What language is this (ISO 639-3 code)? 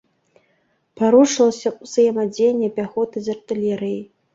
bel